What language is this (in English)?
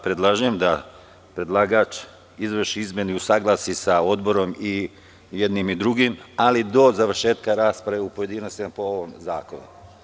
Serbian